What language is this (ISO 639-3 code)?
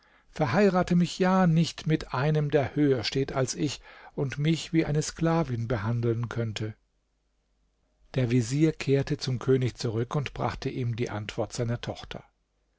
deu